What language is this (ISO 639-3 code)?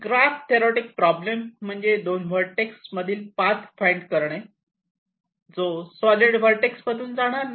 mar